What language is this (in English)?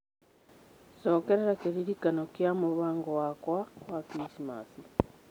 Kikuyu